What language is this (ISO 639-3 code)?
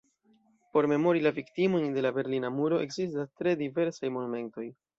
epo